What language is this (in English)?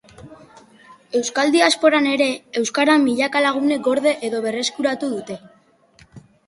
Basque